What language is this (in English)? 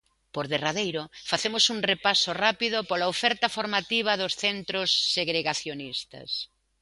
Galician